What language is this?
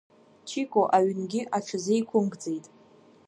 Abkhazian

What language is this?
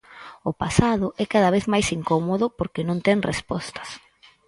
Galician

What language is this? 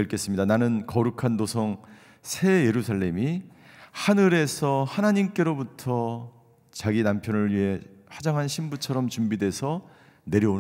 Korean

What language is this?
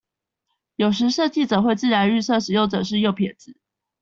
Chinese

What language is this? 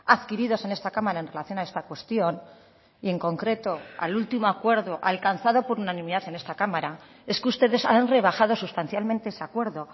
Spanish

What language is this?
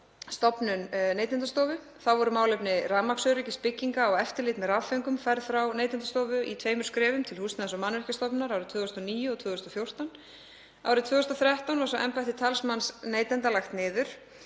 Icelandic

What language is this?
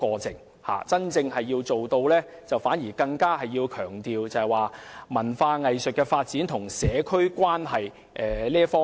Cantonese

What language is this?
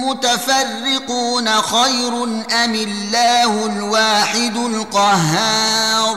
Arabic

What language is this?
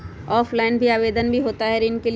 Magahi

